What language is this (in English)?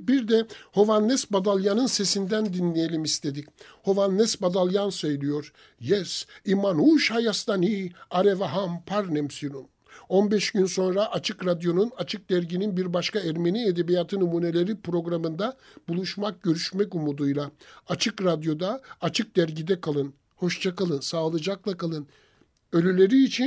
Turkish